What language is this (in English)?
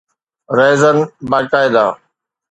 Sindhi